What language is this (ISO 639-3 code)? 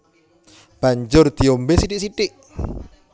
jav